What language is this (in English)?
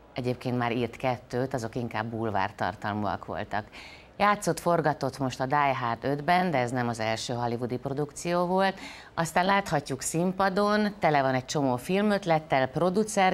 Hungarian